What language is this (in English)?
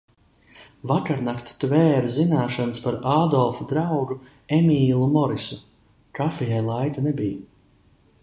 Latvian